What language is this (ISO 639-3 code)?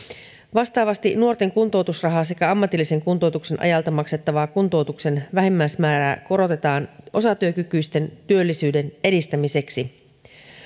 fin